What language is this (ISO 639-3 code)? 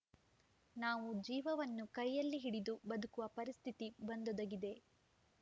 kan